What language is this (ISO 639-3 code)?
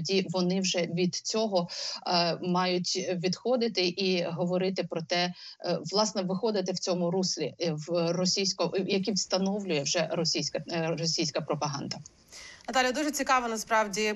ukr